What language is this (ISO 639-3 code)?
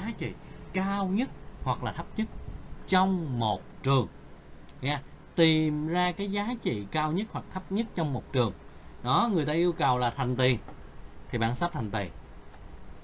vie